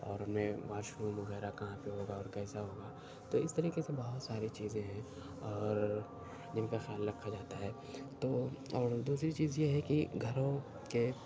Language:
Urdu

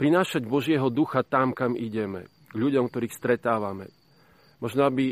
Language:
Slovak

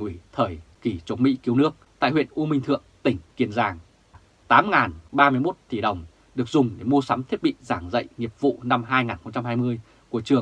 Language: Vietnamese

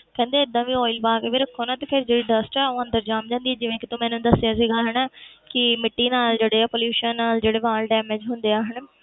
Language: Punjabi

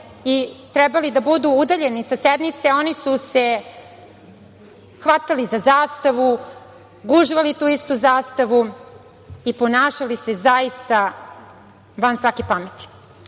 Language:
Serbian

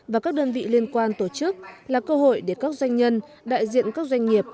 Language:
Vietnamese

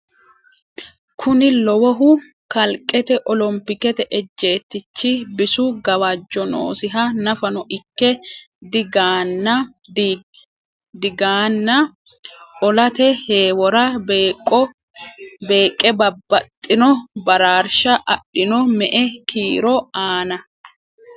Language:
Sidamo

